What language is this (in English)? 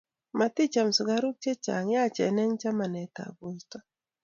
Kalenjin